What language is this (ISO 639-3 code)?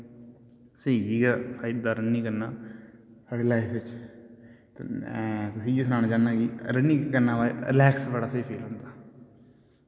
doi